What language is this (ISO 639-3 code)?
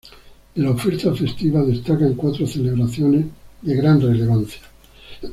spa